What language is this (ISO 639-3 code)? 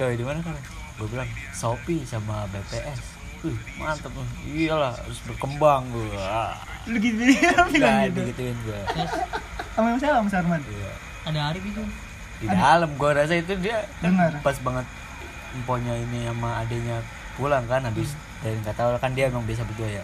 ind